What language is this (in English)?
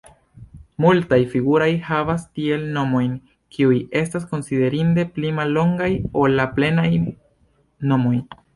Esperanto